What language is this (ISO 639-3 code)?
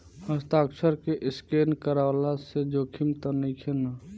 bho